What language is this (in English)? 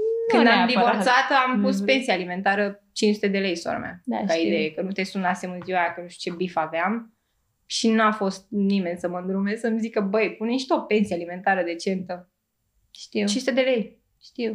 Romanian